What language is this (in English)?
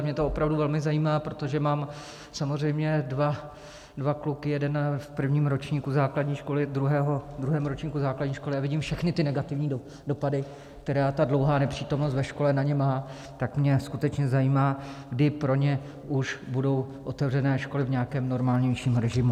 Czech